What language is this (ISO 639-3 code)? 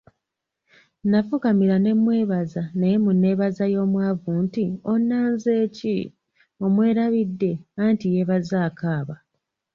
lug